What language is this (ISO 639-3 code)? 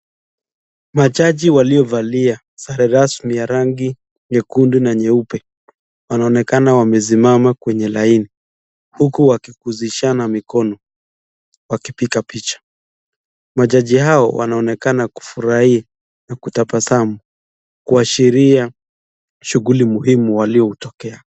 swa